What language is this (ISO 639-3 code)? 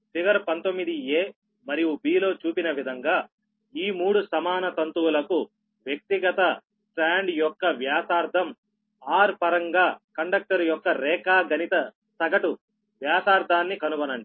tel